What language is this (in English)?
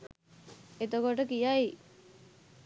Sinhala